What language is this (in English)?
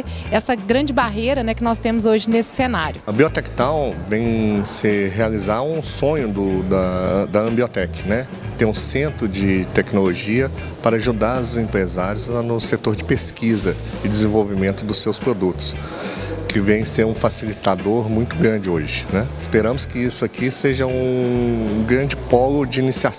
Portuguese